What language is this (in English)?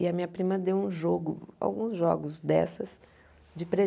Portuguese